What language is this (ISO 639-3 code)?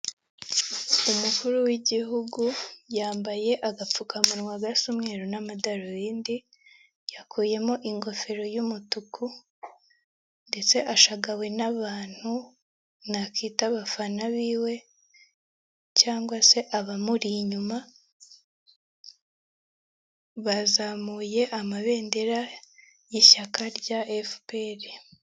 kin